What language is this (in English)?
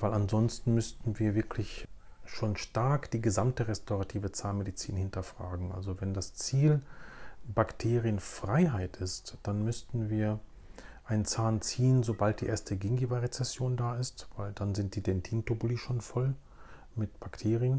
German